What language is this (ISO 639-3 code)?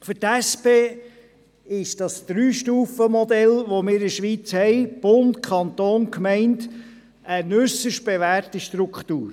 gsw